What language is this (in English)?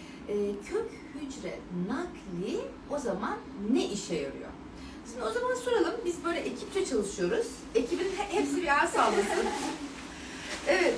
Turkish